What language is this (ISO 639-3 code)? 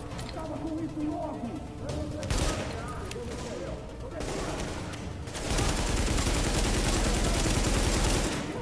por